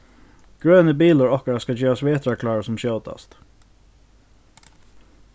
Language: Faroese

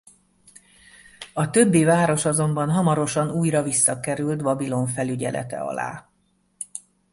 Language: Hungarian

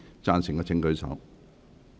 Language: Cantonese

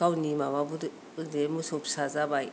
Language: Bodo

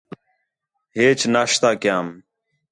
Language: Khetrani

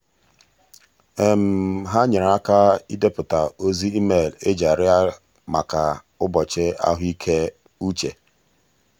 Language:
Igbo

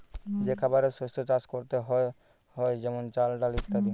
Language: Bangla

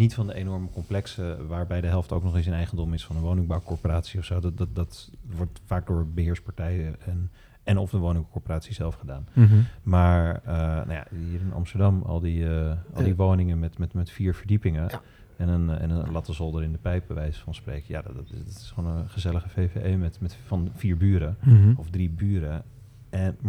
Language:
Dutch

